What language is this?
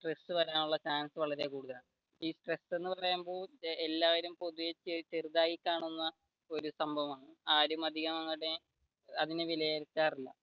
Malayalam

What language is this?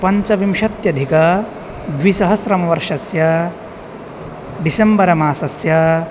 Sanskrit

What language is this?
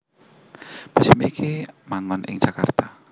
Javanese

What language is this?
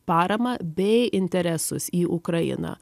Lithuanian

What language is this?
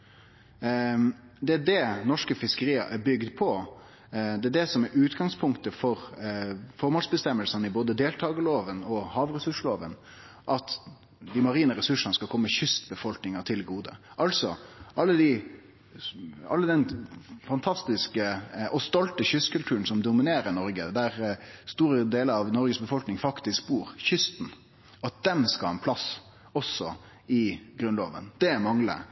Norwegian Nynorsk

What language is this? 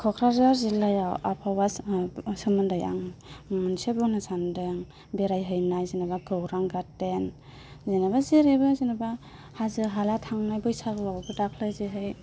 Bodo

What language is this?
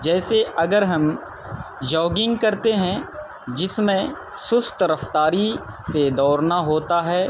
Urdu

